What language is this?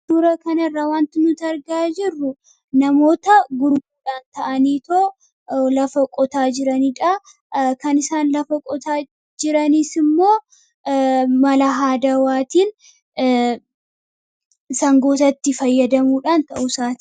Oromo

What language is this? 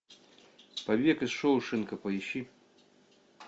Russian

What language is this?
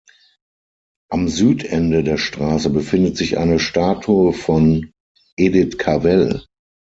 German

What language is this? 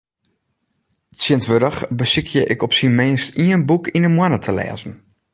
Western Frisian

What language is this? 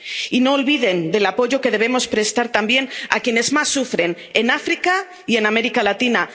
Spanish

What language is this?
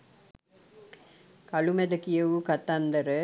Sinhala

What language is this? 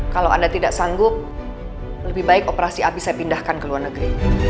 Indonesian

